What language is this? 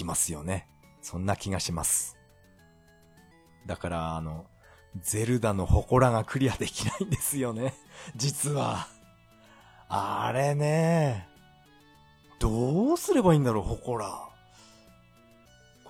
Japanese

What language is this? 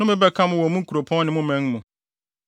Akan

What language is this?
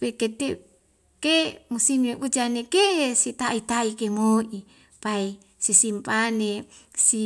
Wemale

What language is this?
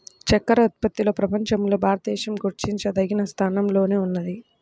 Telugu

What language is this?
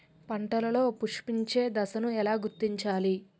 Telugu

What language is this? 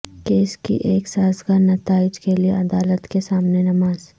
Urdu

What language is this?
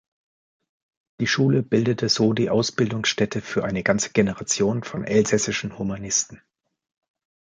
German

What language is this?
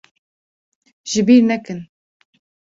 Kurdish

